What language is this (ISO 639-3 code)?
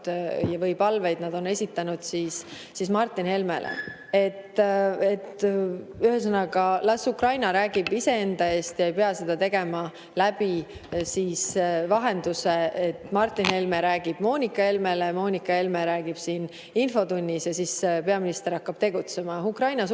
est